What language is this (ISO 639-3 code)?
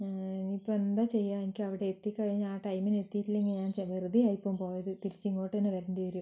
mal